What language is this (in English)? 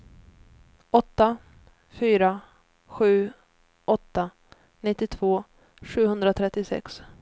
Swedish